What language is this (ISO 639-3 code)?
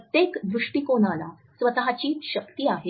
mar